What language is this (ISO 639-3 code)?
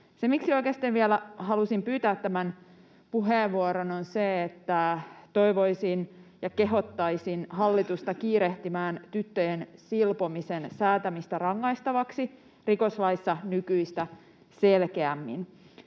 fin